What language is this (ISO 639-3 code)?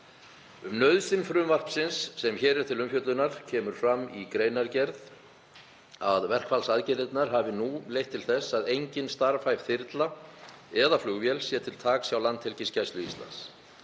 isl